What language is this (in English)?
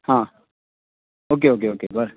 Konkani